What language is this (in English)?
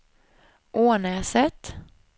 Swedish